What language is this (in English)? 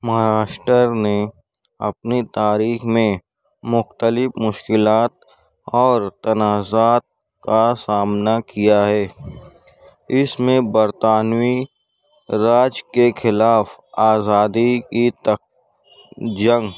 Urdu